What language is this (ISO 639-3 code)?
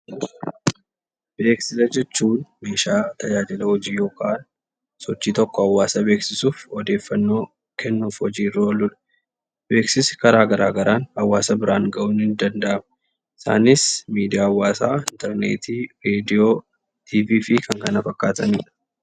orm